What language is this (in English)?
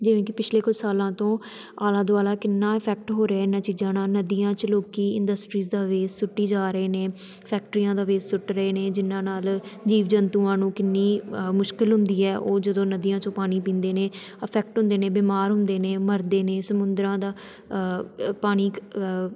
Punjabi